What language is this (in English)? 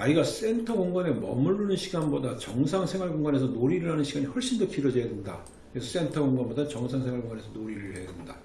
Korean